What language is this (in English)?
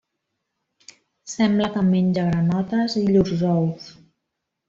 Catalan